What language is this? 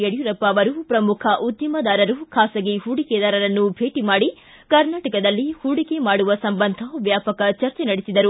Kannada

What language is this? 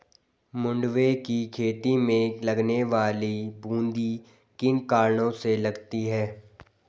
Hindi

